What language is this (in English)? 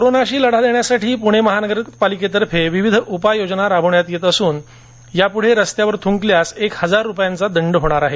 Marathi